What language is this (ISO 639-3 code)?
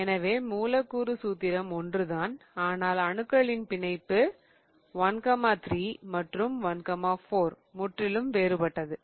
tam